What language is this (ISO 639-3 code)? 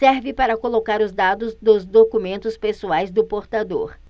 por